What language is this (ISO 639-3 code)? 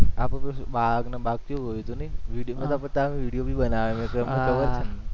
guj